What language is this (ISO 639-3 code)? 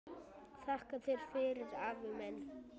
isl